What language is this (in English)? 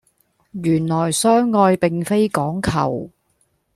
Cantonese